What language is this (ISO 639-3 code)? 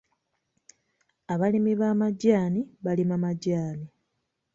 lug